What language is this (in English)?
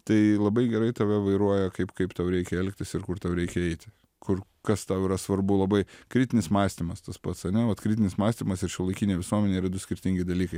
Lithuanian